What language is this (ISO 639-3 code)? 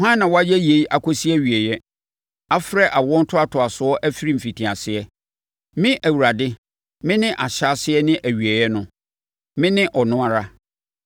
aka